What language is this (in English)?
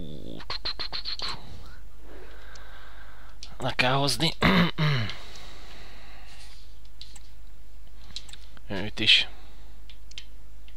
Hungarian